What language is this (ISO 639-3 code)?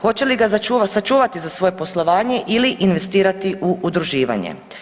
hrv